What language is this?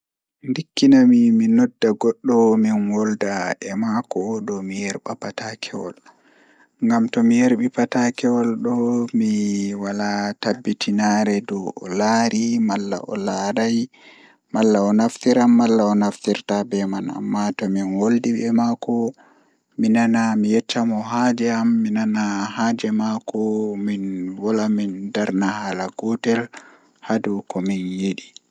Fula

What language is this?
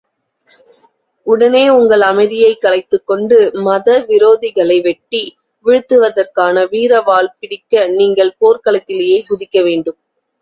Tamil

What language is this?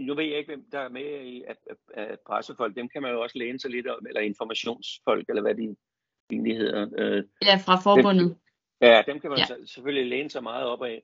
Danish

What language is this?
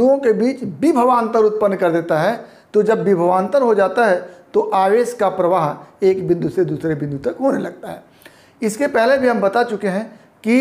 Hindi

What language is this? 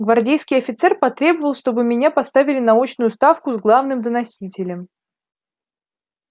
Russian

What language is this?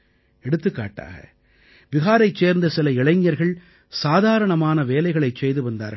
Tamil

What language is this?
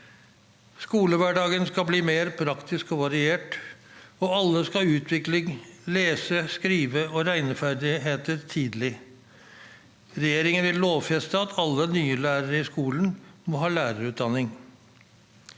Norwegian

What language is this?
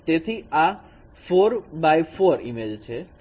Gujarati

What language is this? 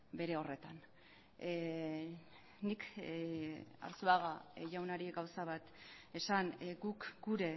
Basque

